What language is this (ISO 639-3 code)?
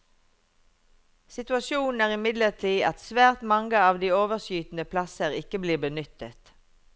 nor